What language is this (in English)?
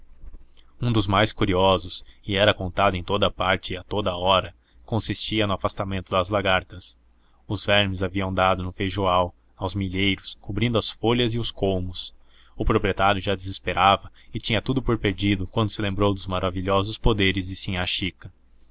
Portuguese